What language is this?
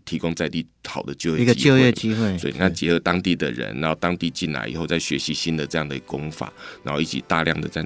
Chinese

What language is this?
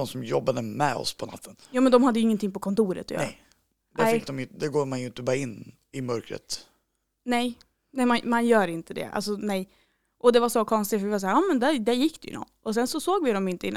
Swedish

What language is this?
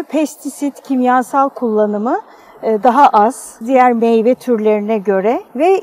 Turkish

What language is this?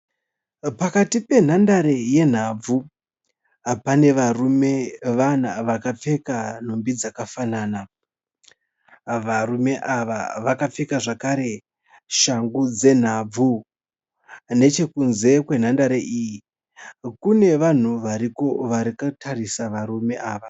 Shona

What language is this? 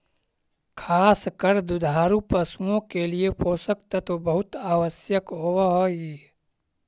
Magahi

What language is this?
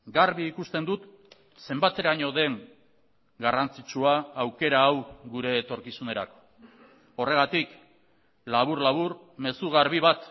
Basque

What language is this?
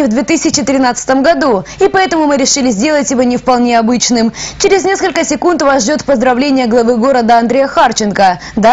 Russian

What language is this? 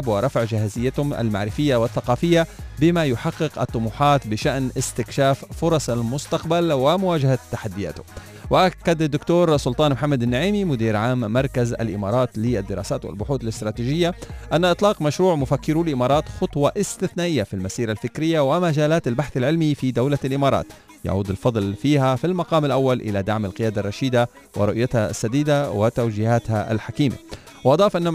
Arabic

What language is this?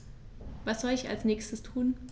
German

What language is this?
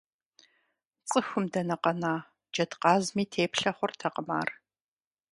Kabardian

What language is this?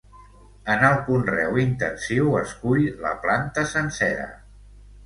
Catalan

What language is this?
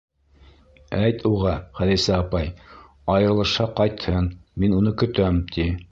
Bashkir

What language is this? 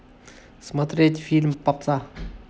Russian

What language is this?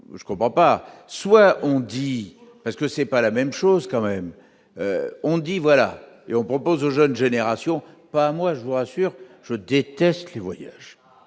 French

